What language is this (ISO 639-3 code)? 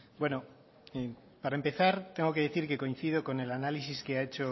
spa